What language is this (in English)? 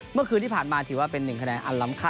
Thai